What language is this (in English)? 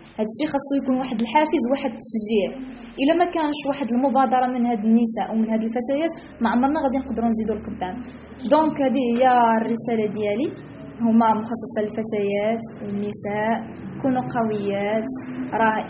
Arabic